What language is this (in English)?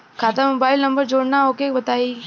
Bhojpuri